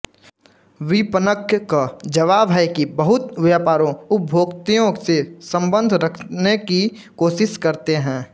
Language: Hindi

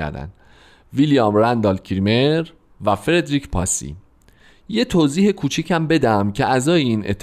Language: Persian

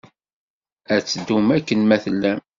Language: Kabyle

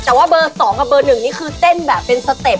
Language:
Thai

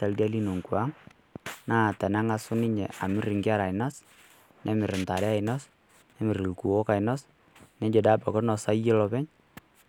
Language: Masai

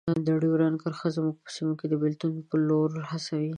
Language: Pashto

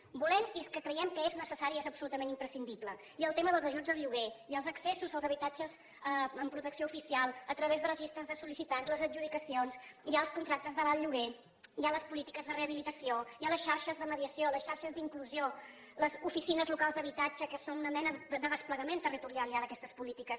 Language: Catalan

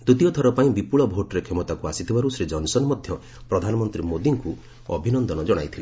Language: Odia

